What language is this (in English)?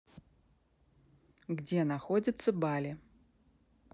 Russian